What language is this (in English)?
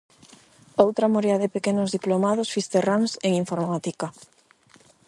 Galician